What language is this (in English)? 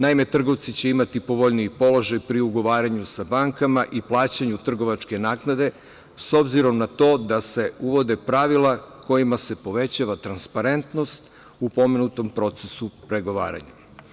Serbian